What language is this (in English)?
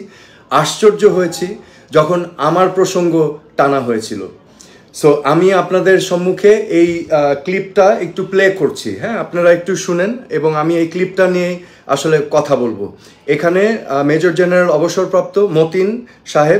Bangla